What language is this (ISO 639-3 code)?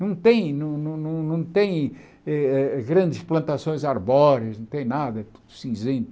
por